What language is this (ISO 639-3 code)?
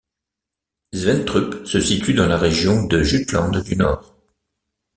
fra